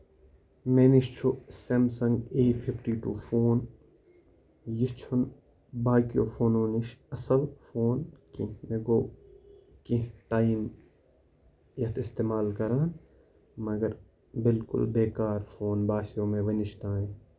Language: Kashmiri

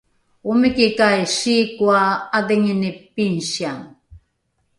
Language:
Rukai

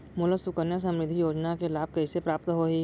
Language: Chhattisgarhi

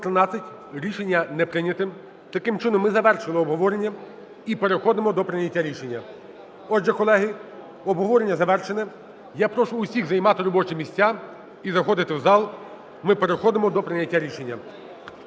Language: Ukrainian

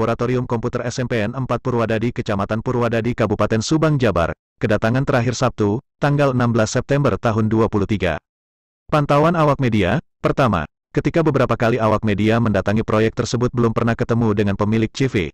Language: Indonesian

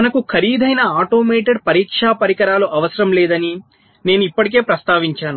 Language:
Telugu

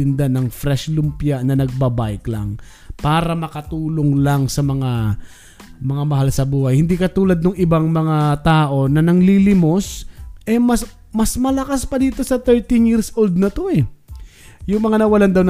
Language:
Filipino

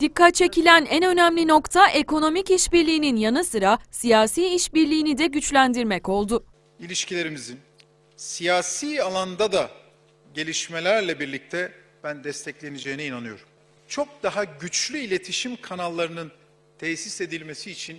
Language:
Turkish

